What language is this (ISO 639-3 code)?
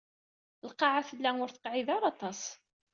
kab